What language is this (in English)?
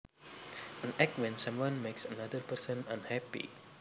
Javanese